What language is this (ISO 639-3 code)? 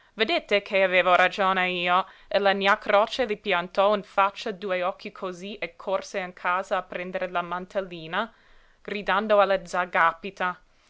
ita